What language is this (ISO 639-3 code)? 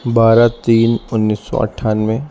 urd